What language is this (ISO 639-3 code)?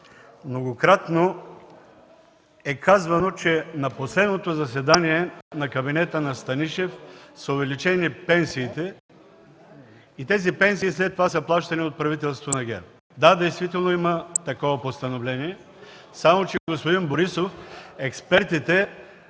bul